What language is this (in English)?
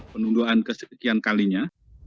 Indonesian